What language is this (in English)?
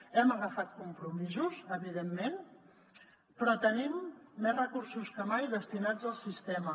Catalan